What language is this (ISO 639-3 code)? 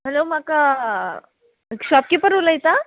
kok